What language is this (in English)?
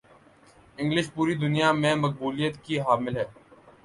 Urdu